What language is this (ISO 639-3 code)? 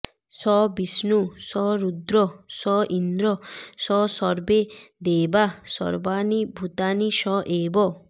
ben